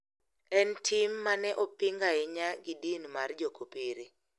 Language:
Luo (Kenya and Tanzania)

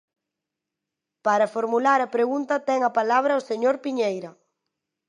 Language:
Galician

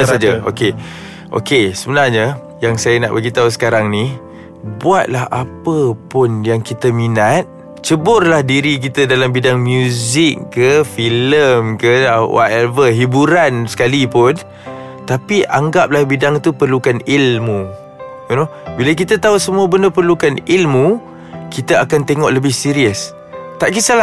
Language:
Malay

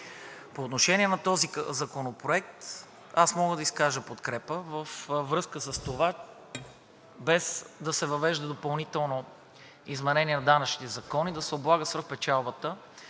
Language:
Bulgarian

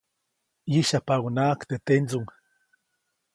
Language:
Copainalá Zoque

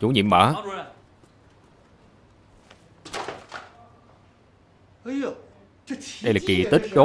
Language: Vietnamese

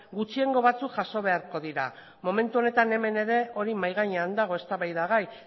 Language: Basque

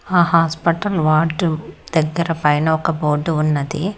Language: Telugu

